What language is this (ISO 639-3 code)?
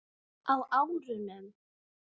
isl